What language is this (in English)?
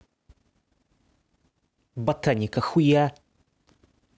Russian